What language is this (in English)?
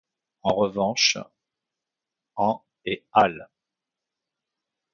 French